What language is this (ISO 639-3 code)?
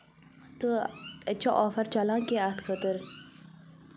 kas